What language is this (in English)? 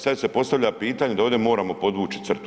Croatian